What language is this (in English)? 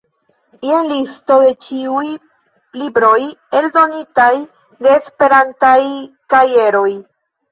Esperanto